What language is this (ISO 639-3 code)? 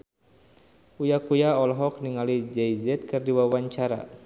sun